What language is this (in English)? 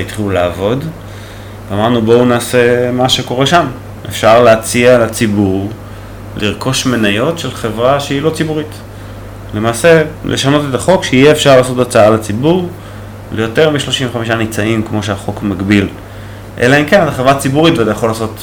Hebrew